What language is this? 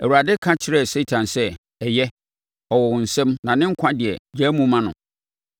Akan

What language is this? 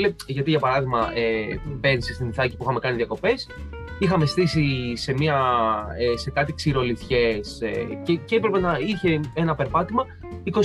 Greek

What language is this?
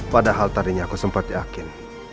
Indonesian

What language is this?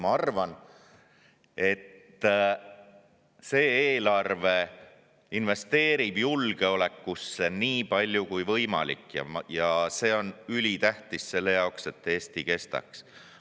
Estonian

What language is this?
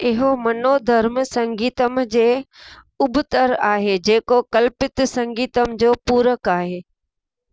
Sindhi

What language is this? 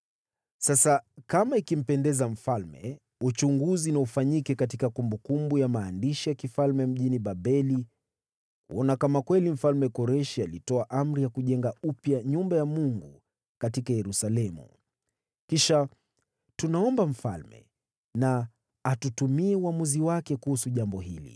Swahili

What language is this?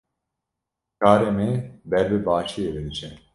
Kurdish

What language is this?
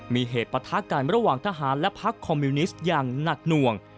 Thai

